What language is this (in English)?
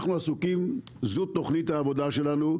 Hebrew